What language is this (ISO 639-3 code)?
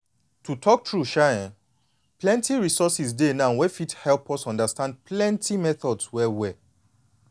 pcm